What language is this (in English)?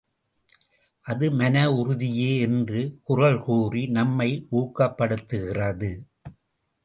Tamil